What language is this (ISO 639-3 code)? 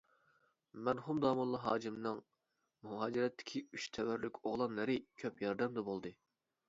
uig